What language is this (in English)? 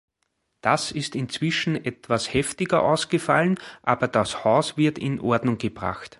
German